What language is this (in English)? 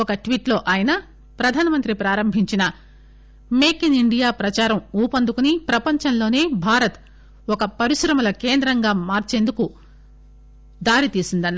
Telugu